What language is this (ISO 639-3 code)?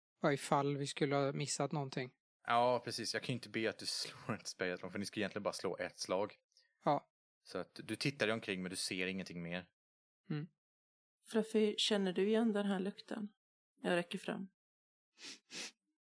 swe